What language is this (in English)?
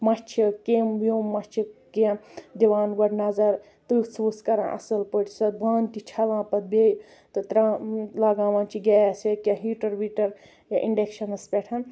Kashmiri